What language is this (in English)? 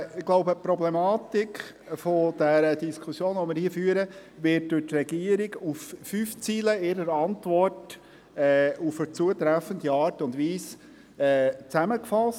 Swiss German